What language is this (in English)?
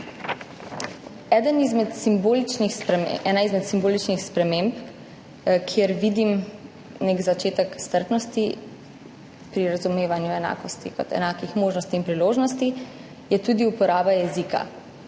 Slovenian